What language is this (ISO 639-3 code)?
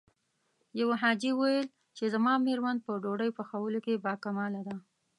pus